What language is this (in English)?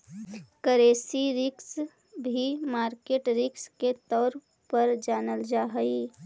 Magahi